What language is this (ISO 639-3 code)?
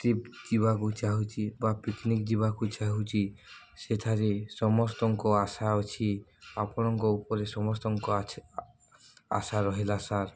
ori